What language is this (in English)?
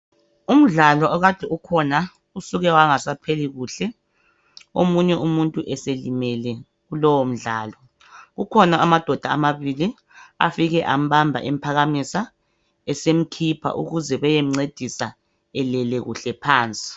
North Ndebele